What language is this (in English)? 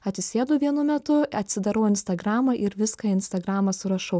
Lithuanian